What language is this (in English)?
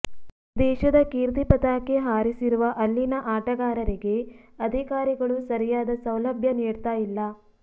Kannada